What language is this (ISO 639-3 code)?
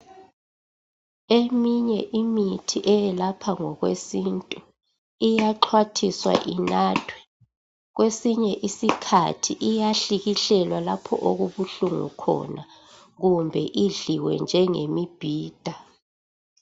nde